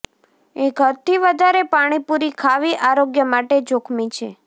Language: Gujarati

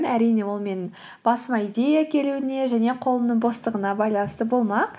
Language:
Kazakh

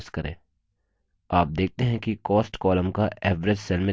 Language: Hindi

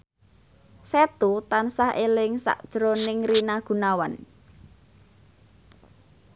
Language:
Javanese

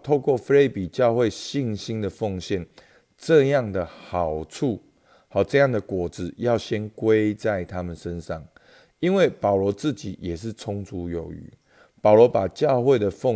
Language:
Chinese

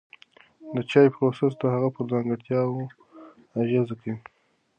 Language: Pashto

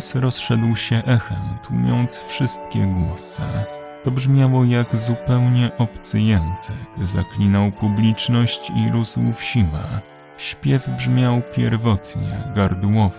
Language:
Polish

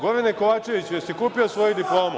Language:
Serbian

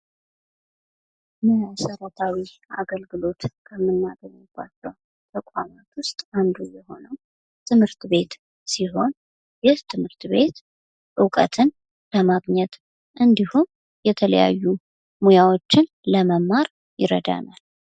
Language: Amharic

